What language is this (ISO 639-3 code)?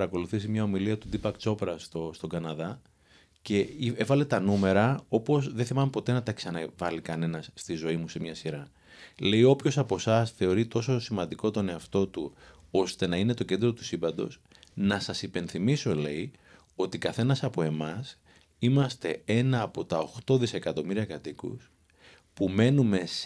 ell